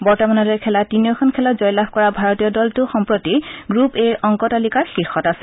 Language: Assamese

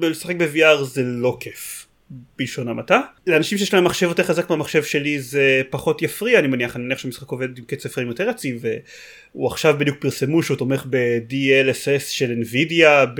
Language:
Hebrew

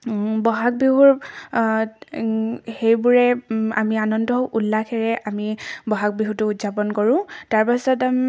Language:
Assamese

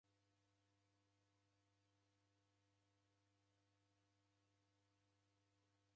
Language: Taita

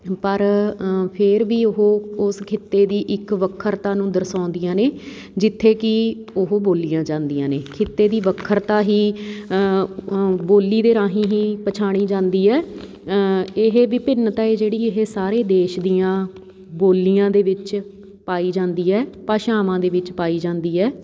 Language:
Punjabi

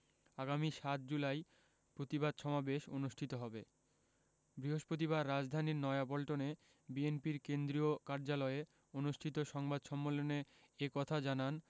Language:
Bangla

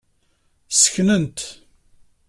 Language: Kabyle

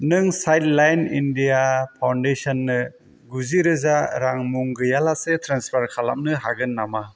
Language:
Bodo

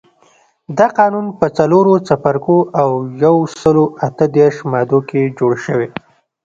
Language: Pashto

